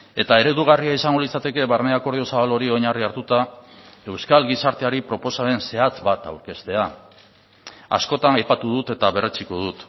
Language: Basque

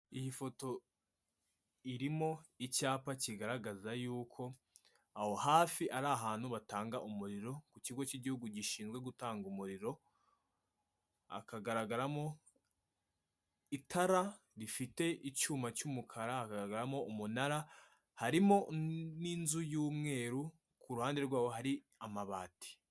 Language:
Kinyarwanda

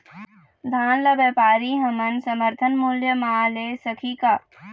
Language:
Chhattisgarhi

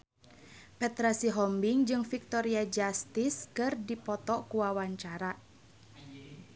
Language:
Sundanese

